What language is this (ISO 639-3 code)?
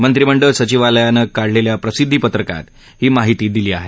mar